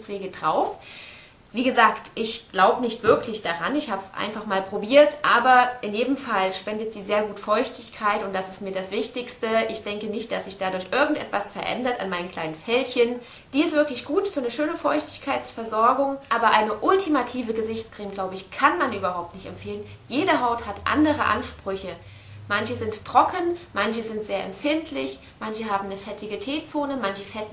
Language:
German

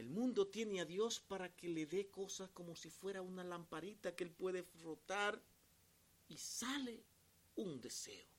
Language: Spanish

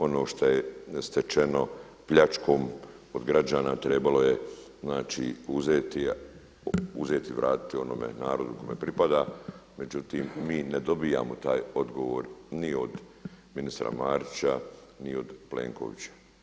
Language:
Croatian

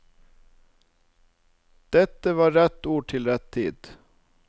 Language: Norwegian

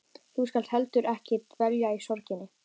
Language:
Icelandic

